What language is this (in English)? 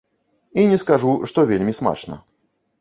Belarusian